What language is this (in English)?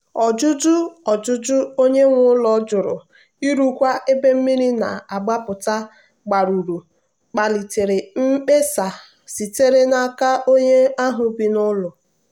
Igbo